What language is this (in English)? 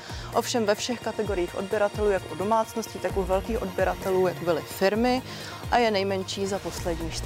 Czech